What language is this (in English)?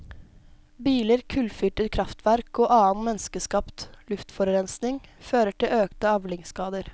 Norwegian